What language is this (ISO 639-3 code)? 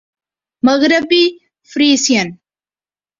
urd